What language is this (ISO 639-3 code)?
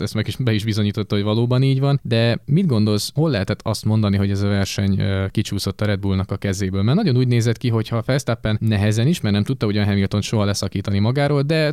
hun